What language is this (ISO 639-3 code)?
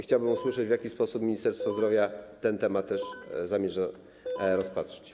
pol